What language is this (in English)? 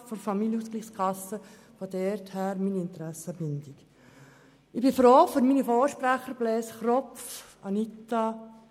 Swiss German